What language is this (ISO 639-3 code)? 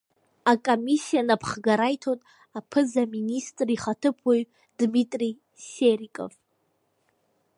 abk